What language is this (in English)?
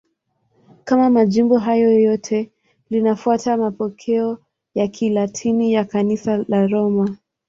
Swahili